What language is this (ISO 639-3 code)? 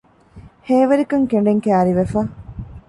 div